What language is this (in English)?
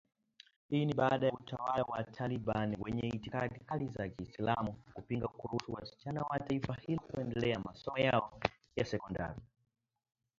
Swahili